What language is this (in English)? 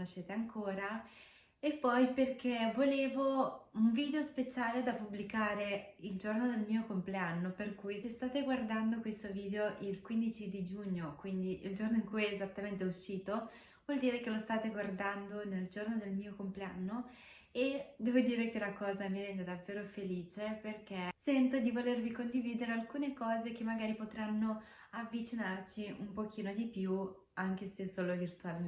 Italian